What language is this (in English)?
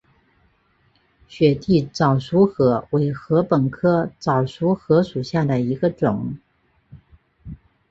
Chinese